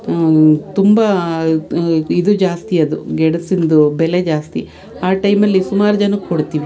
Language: Kannada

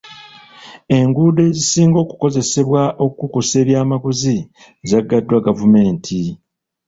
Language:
Ganda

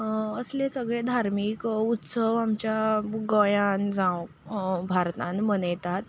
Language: Konkani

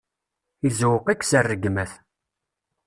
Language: Kabyle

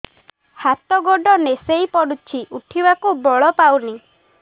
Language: Odia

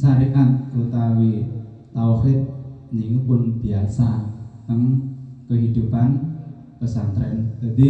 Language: Indonesian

